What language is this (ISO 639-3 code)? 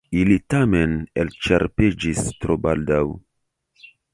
epo